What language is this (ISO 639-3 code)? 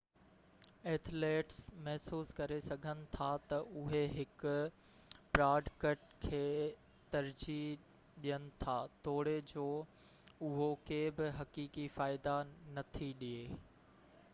snd